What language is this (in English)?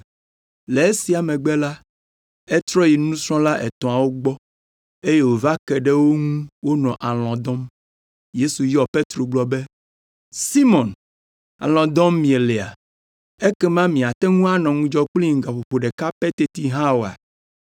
Ewe